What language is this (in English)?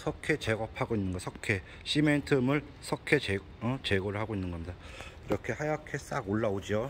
Korean